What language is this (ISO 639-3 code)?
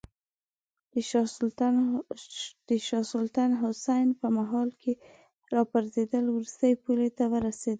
pus